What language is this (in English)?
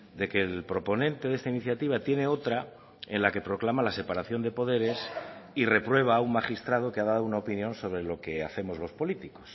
Spanish